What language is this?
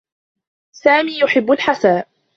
Arabic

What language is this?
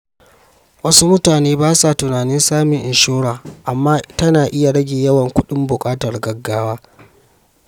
Hausa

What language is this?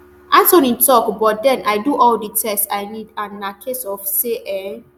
Nigerian Pidgin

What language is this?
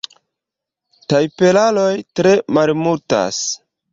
Esperanto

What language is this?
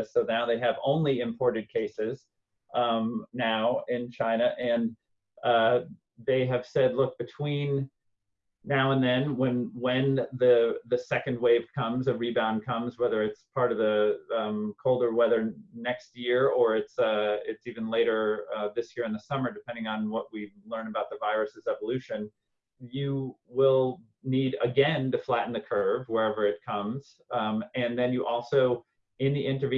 English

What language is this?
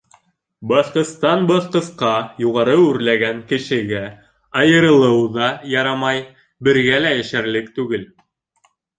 Bashkir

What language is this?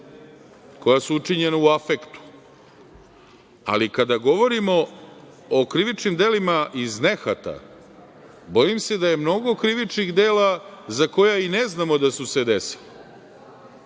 Serbian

